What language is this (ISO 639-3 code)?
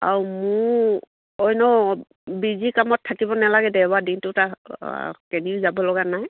asm